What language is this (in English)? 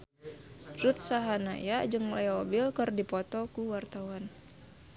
Sundanese